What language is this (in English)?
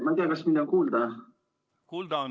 Estonian